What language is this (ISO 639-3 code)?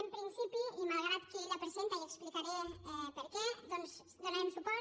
cat